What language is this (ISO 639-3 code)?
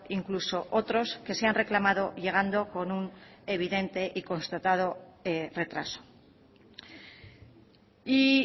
spa